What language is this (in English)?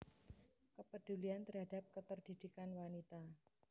Javanese